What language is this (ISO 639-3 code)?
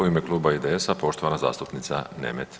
hrv